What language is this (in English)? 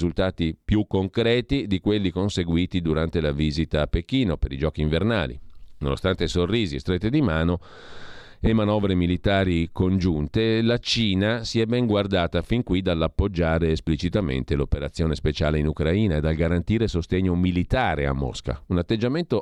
Italian